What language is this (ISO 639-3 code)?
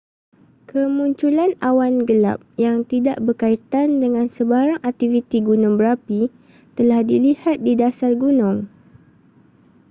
msa